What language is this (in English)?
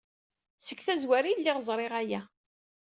Kabyle